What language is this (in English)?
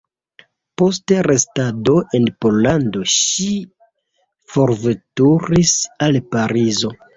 Esperanto